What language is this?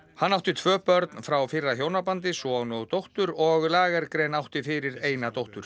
Icelandic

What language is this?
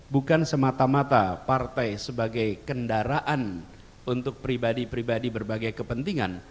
Indonesian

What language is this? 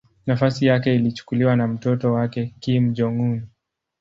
Swahili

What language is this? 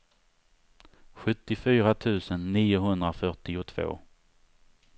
Swedish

